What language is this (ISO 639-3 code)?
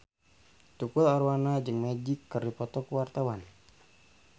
sun